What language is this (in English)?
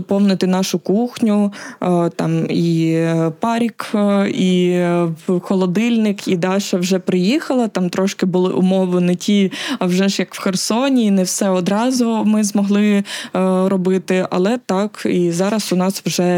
Ukrainian